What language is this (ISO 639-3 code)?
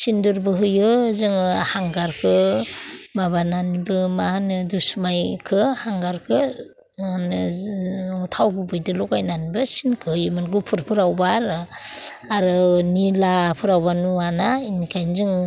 brx